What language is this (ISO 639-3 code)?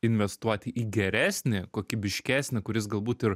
lit